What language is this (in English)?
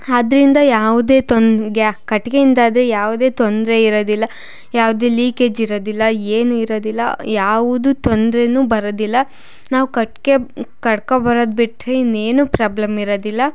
Kannada